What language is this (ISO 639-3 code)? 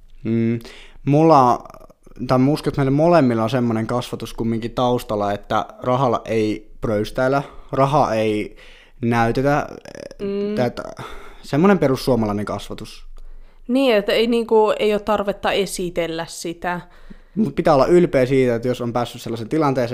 fin